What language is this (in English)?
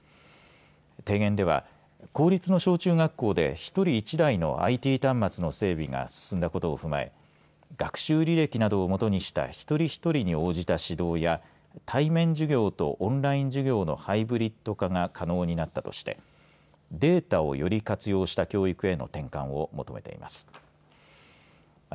Japanese